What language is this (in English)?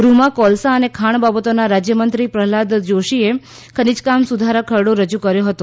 Gujarati